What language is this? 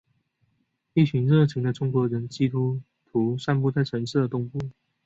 Chinese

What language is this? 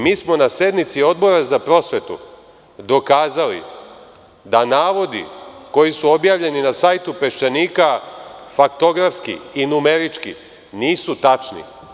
Serbian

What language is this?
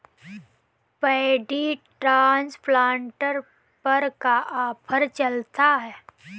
Bhojpuri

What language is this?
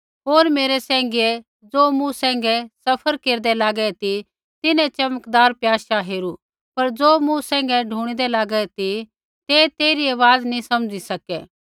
Kullu Pahari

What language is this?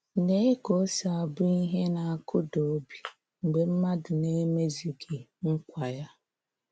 Igbo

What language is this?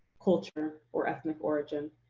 English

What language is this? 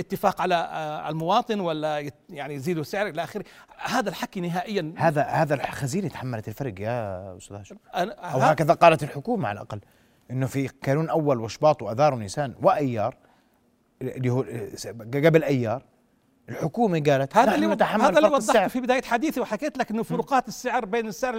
Arabic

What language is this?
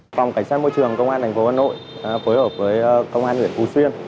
Vietnamese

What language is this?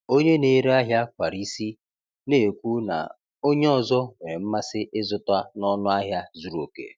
Igbo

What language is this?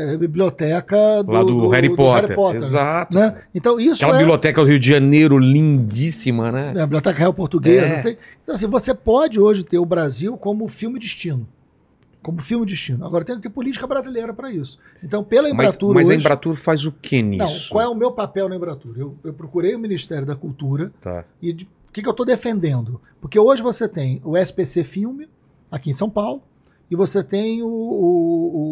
Portuguese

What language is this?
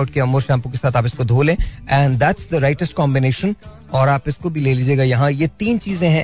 Hindi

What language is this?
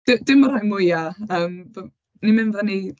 Welsh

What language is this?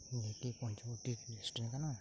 Santali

